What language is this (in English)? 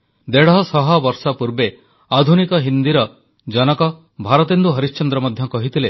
Odia